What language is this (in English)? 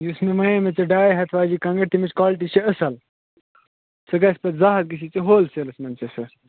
Kashmiri